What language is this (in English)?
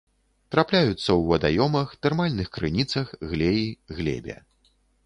Belarusian